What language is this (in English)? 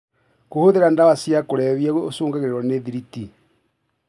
Kikuyu